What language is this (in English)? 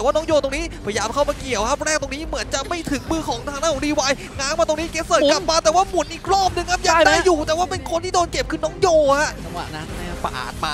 Thai